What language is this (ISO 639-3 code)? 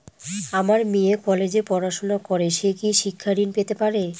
ben